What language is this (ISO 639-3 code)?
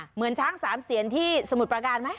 tha